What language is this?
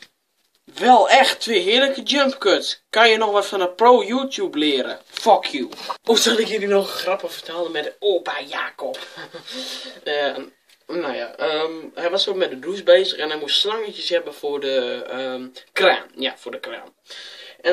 Dutch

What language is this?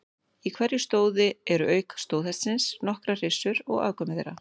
Icelandic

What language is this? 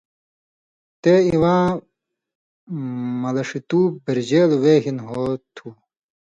Indus Kohistani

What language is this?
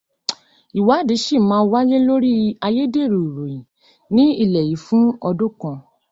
Yoruba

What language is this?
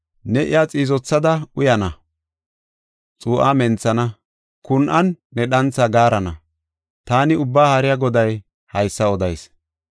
Gofa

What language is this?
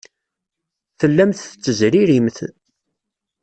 Kabyle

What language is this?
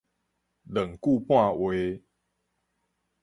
Min Nan Chinese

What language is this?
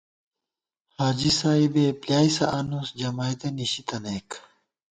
Gawar-Bati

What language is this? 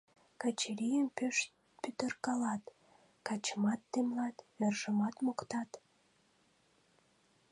Mari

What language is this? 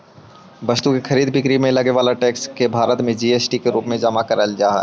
Magahi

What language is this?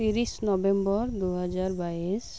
Santali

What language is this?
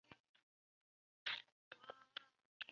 Chinese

